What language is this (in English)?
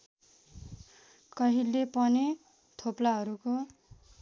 Nepali